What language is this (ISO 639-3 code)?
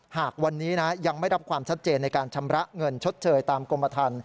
tha